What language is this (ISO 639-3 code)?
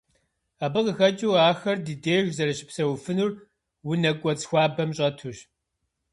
kbd